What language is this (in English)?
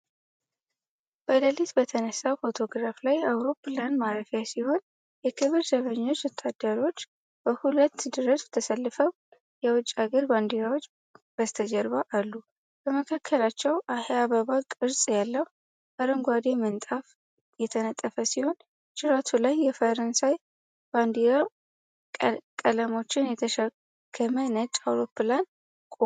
Amharic